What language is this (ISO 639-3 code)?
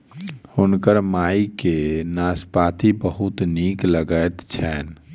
mai